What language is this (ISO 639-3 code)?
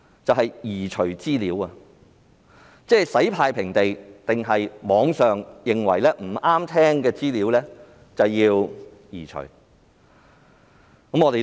yue